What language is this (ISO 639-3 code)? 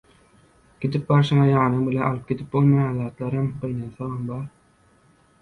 tuk